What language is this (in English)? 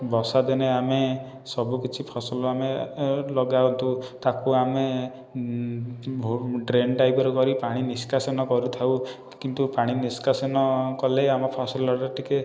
Odia